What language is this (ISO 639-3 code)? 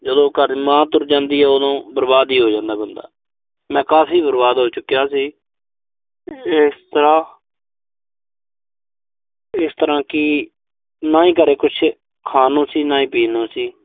pan